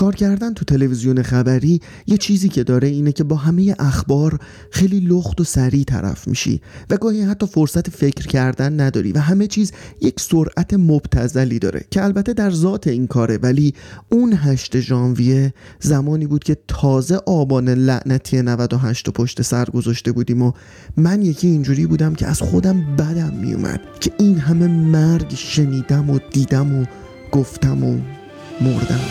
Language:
Persian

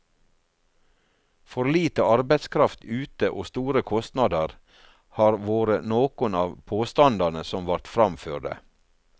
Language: Norwegian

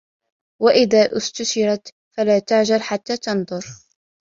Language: Arabic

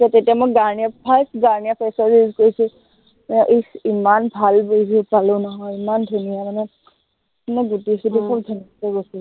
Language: Assamese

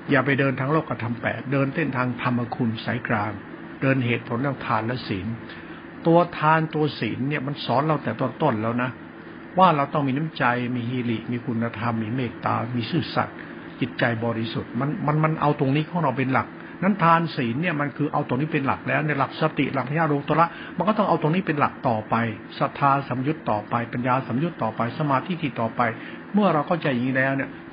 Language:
Thai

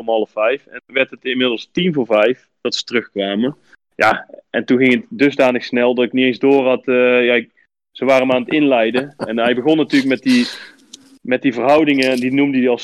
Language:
Dutch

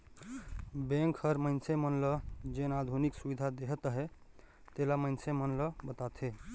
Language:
Chhattisgarhi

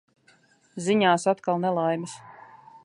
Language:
Latvian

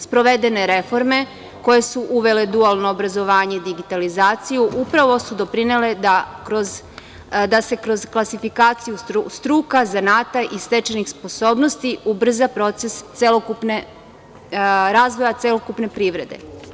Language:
Serbian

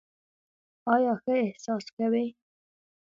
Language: Pashto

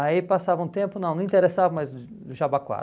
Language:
Portuguese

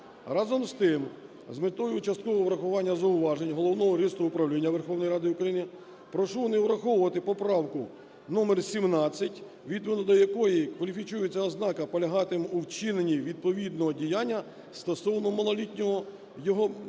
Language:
Ukrainian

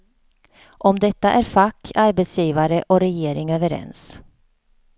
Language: Swedish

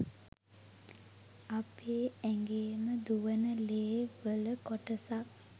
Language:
Sinhala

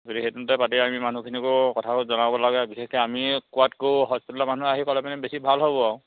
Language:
Assamese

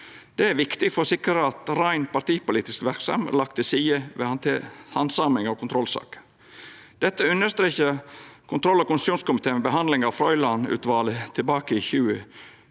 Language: Norwegian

